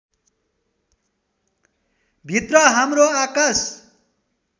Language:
Nepali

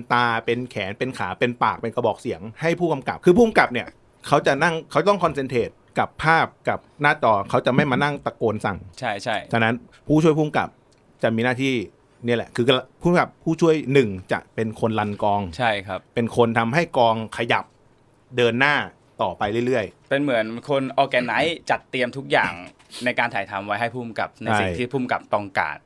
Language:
Thai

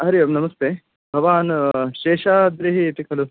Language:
Sanskrit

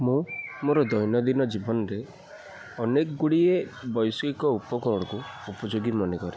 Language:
Odia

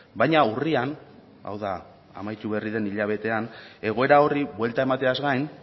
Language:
Basque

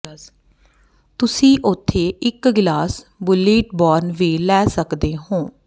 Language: Punjabi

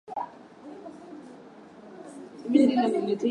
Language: Swahili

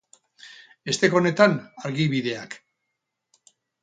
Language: Basque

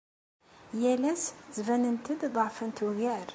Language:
Kabyle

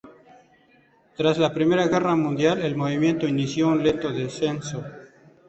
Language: Spanish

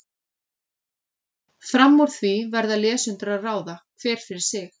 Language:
Icelandic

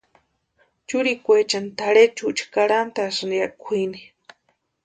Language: Western Highland Purepecha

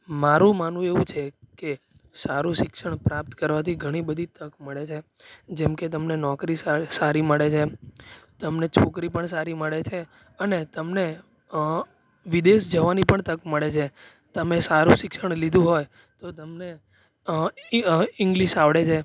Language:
Gujarati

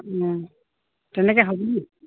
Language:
Assamese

